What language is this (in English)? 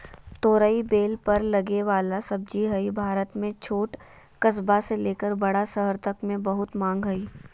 Magahi